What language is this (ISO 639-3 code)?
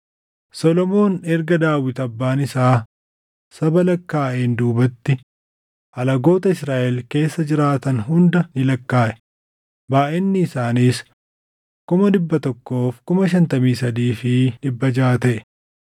orm